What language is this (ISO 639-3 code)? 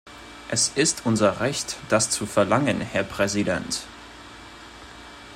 deu